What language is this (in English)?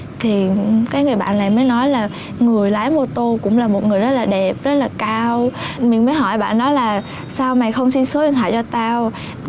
Vietnamese